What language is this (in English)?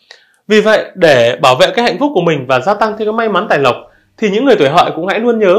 Vietnamese